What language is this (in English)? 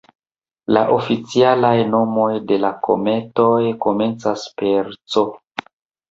Esperanto